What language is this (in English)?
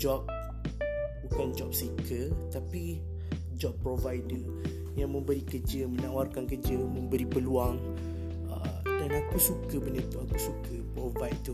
Malay